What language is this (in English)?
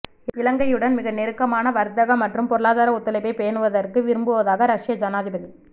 Tamil